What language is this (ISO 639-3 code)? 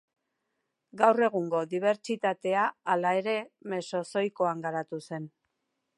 eus